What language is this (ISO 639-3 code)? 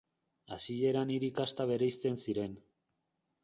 eus